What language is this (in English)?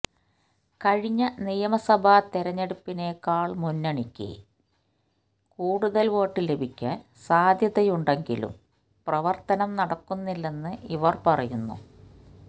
Malayalam